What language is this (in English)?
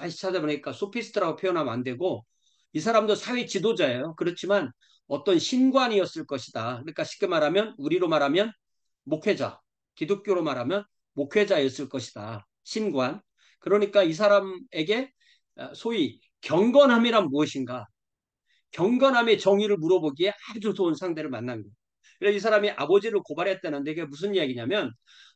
Korean